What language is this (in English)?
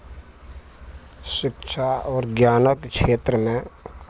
Maithili